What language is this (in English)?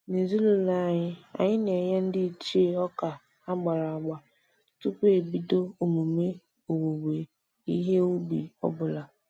Igbo